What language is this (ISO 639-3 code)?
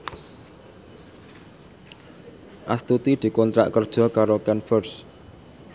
jav